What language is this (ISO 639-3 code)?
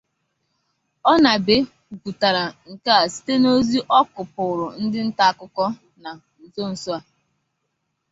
ibo